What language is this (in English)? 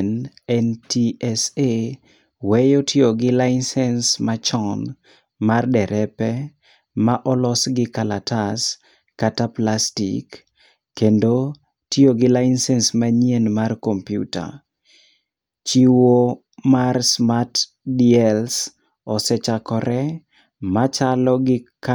Luo (Kenya and Tanzania)